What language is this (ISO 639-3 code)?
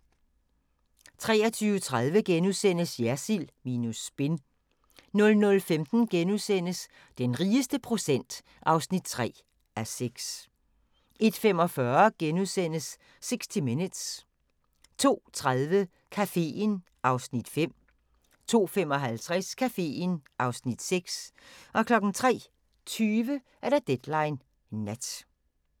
dan